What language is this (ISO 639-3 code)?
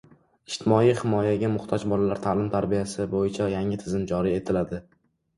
uzb